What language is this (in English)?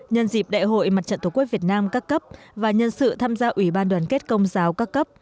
Vietnamese